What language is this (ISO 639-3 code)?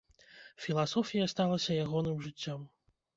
bel